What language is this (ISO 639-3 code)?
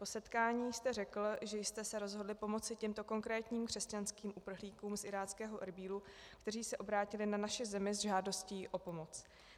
ces